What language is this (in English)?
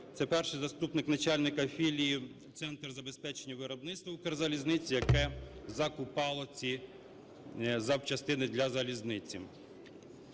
Ukrainian